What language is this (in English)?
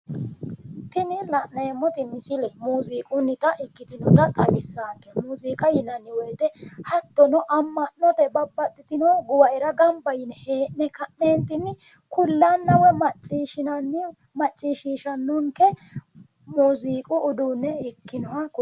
Sidamo